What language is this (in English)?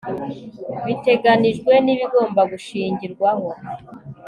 Kinyarwanda